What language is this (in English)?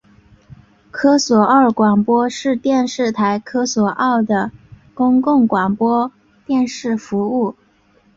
Chinese